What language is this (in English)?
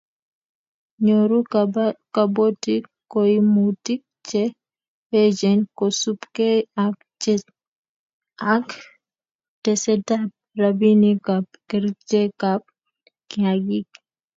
Kalenjin